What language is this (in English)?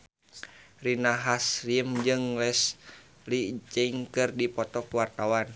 Sundanese